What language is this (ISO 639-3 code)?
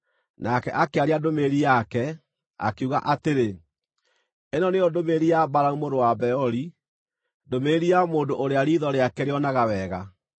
kik